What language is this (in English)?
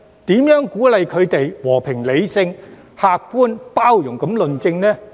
Cantonese